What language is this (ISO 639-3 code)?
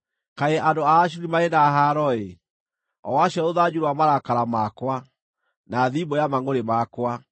kik